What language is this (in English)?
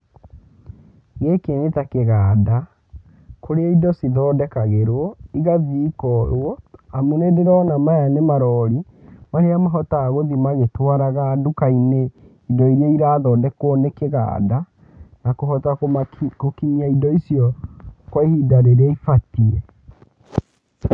Kikuyu